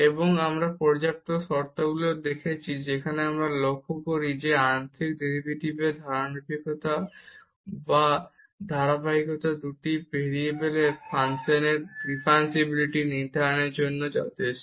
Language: Bangla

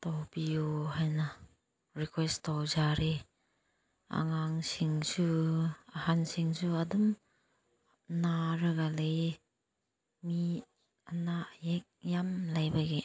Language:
Manipuri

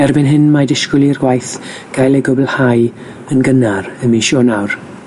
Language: Welsh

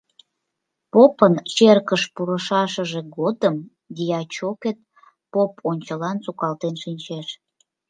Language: Mari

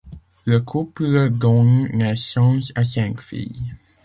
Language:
French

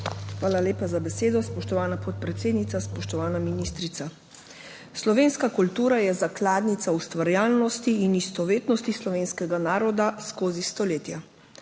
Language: Slovenian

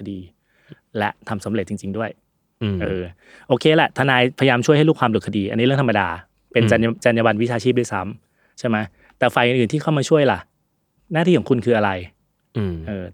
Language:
Thai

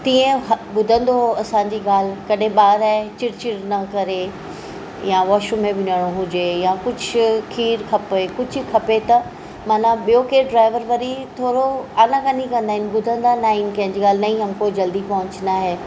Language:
Sindhi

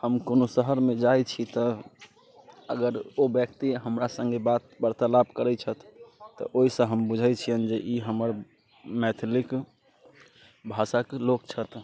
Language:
Maithili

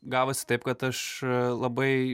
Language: Lithuanian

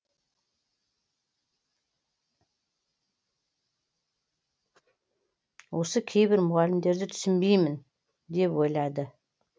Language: Kazakh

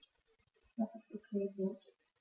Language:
German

